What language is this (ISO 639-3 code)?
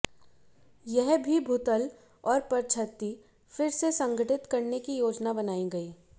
hin